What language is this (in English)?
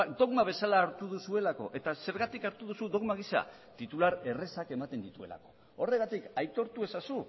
Basque